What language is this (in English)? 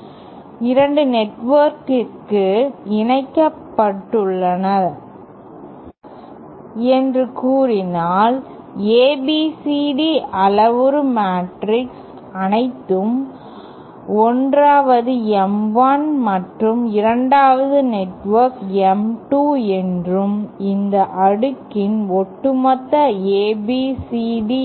Tamil